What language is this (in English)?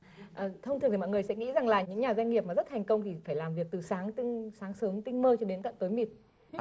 Vietnamese